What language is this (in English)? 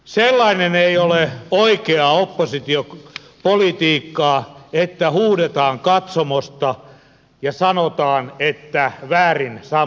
Finnish